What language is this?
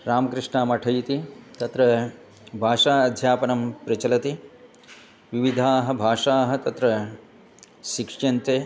Sanskrit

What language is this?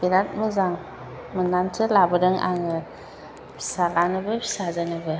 Bodo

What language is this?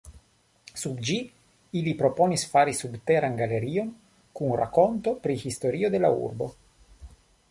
Esperanto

